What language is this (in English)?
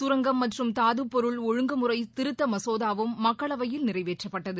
Tamil